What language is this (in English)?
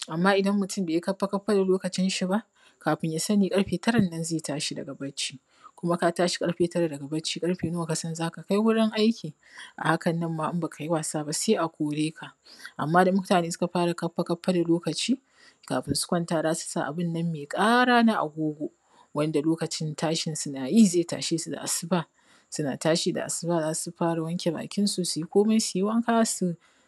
Hausa